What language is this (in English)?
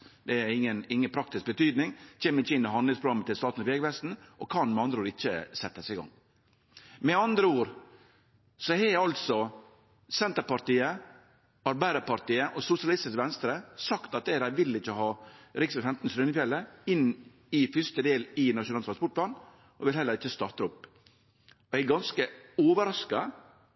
Norwegian Nynorsk